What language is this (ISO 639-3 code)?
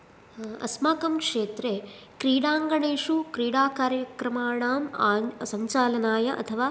san